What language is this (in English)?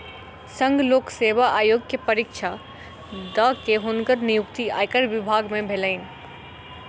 Maithili